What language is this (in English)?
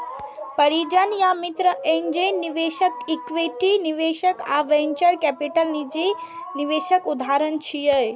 Maithili